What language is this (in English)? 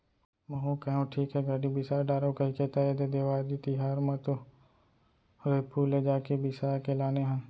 Chhattisgarhi